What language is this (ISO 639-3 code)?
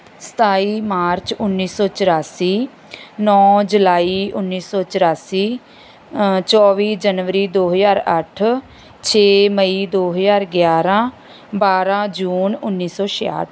pan